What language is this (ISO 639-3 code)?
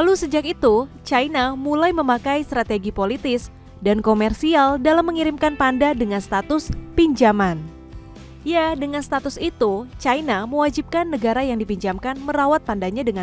ind